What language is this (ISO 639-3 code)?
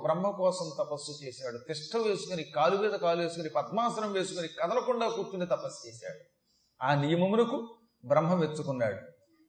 tel